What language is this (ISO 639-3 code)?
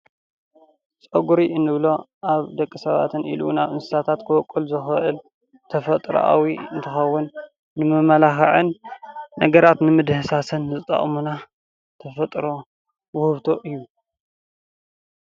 tir